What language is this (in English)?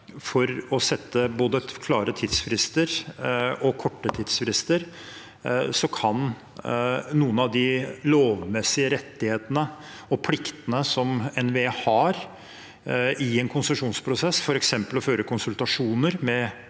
Norwegian